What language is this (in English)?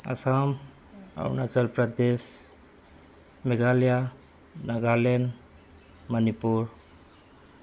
Manipuri